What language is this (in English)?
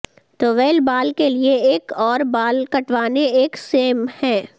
Urdu